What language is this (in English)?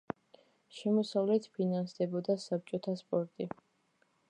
Georgian